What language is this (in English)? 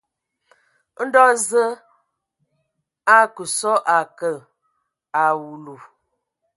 Ewondo